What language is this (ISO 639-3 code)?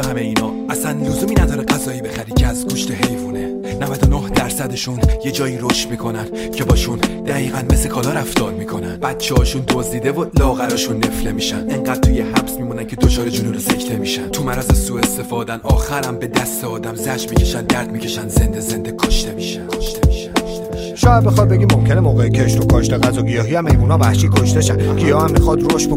fas